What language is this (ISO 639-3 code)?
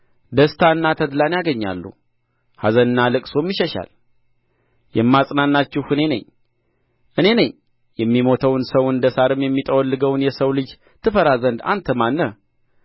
amh